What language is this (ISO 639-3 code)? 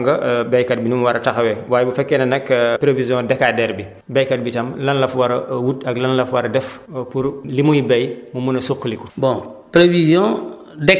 wol